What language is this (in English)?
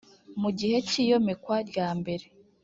Kinyarwanda